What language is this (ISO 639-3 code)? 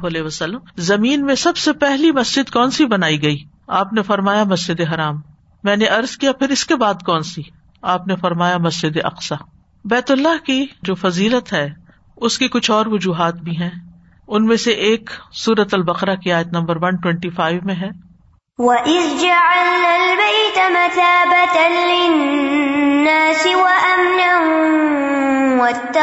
urd